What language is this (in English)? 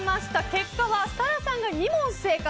Japanese